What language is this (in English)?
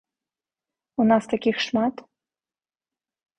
Belarusian